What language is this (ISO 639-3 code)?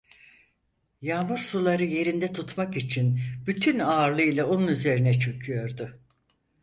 tur